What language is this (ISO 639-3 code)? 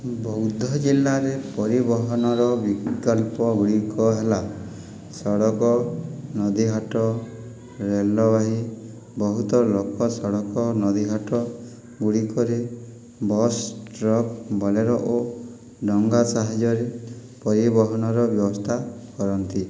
ori